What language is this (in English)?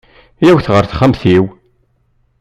Kabyle